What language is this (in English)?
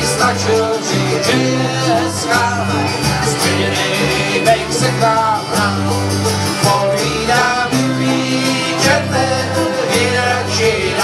Czech